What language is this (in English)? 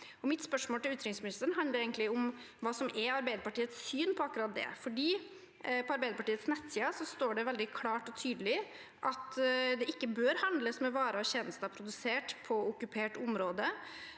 Norwegian